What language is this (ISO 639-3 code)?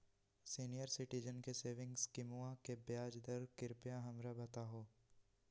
mag